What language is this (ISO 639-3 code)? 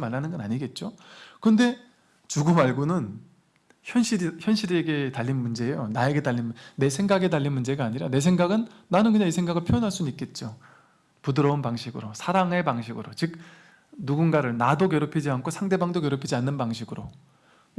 kor